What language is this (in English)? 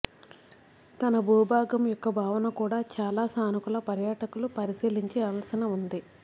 Telugu